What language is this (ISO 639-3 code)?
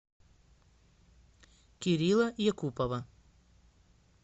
rus